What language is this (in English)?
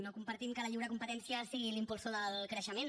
Catalan